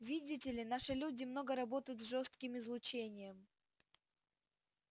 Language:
Russian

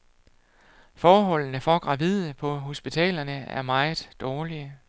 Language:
Danish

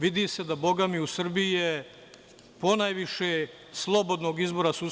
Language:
Serbian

